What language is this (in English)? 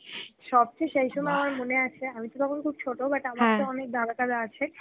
Bangla